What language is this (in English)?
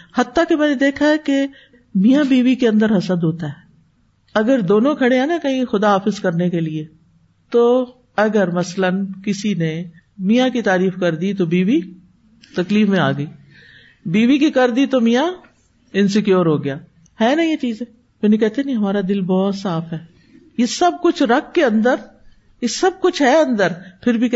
Urdu